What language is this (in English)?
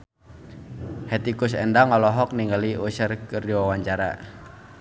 Sundanese